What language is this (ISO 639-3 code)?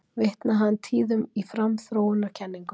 isl